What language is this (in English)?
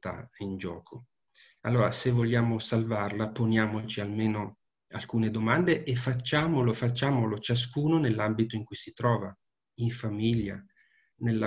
Italian